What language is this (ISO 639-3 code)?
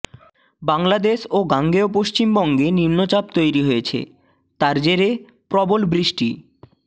ben